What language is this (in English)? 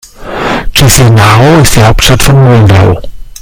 German